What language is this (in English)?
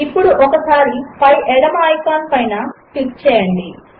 Telugu